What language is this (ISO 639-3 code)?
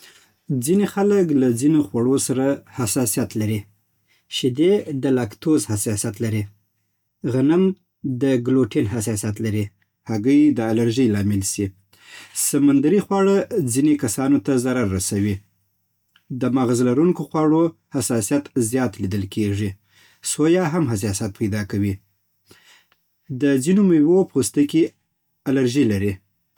pbt